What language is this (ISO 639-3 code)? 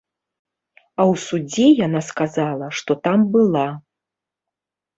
bel